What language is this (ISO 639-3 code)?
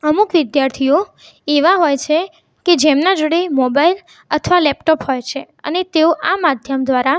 guj